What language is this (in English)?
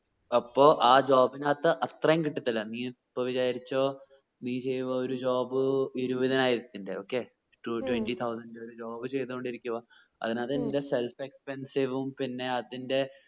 Malayalam